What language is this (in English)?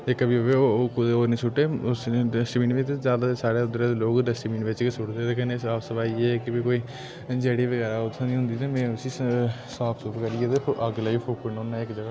Dogri